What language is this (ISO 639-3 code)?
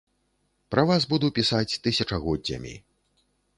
bel